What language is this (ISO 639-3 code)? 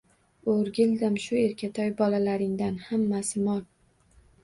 uzb